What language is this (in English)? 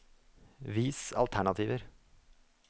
Norwegian